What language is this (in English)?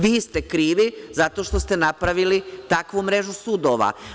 Serbian